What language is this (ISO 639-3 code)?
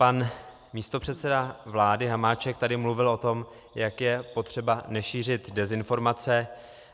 ces